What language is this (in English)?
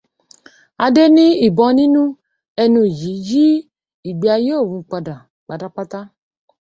Yoruba